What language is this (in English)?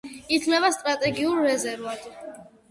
Georgian